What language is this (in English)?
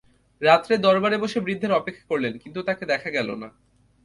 Bangla